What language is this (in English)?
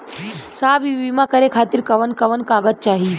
Bhojpuri